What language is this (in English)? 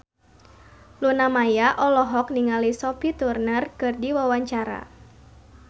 Sundanese